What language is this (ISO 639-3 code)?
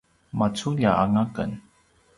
pwn